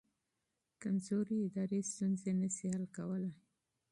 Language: Pashto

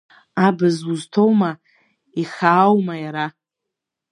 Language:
Abkhazian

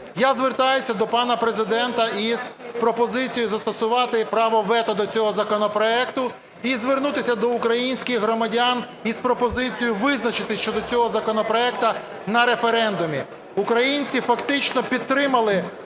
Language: Ukrainian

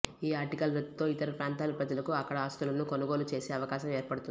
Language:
Telugu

